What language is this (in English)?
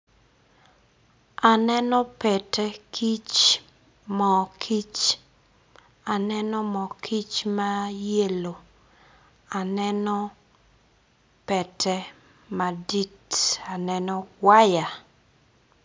Acoli